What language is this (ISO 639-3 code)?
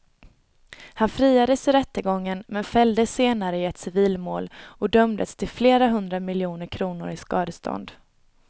swe